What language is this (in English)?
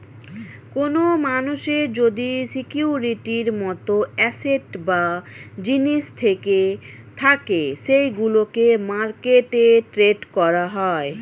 Bangla